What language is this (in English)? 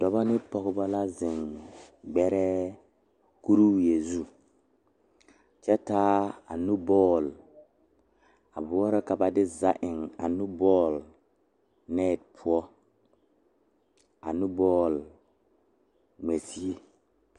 Southern Dagaare